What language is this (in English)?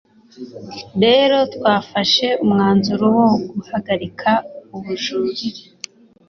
Kinyarwanda